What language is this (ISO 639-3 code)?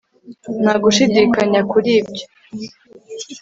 kin